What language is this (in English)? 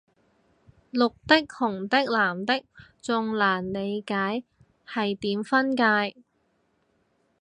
Cantonese